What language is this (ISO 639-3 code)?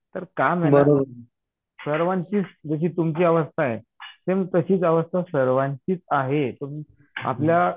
mar